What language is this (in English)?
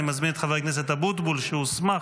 Hebrew